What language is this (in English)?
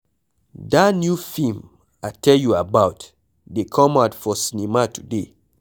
Nigerian Pidgin